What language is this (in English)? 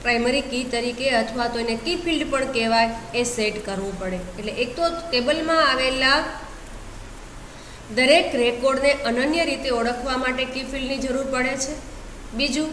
Hindi